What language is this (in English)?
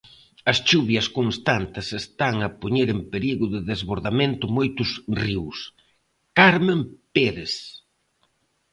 Galician